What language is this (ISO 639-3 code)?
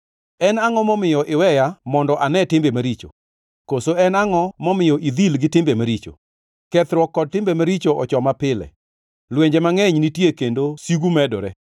luo